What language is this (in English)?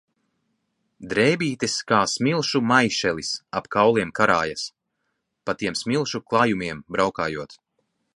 Latvian